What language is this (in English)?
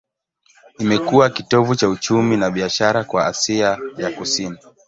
Swahili